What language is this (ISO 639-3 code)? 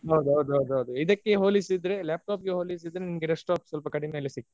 kan